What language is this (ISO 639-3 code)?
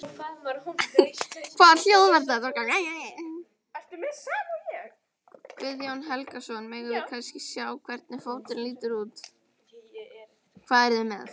isl